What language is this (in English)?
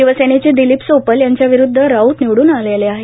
Marathi